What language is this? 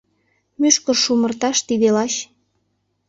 Mari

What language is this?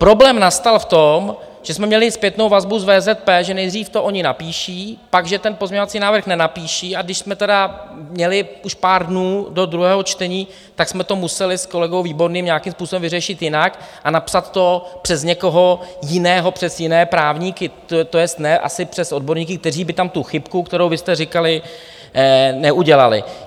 Czech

